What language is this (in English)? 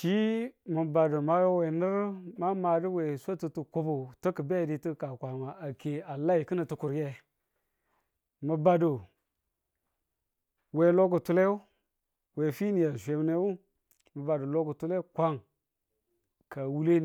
Tula